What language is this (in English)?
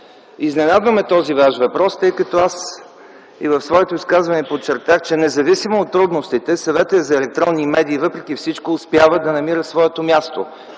Bulgarian